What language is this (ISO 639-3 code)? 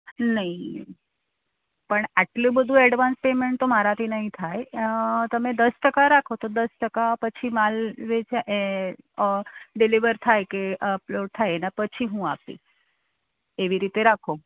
guj